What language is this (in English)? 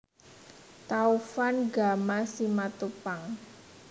Javanese